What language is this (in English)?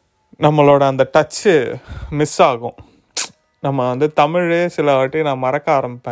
Tamil